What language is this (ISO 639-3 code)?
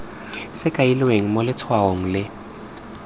tsn